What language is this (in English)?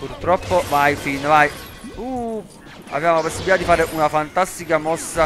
Italian